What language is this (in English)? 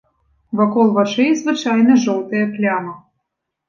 Belarusian